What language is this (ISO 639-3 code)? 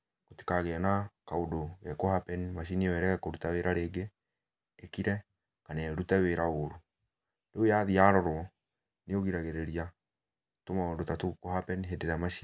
kik